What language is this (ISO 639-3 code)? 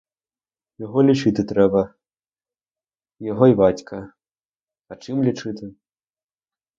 ukr